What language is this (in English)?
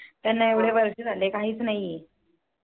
Marathi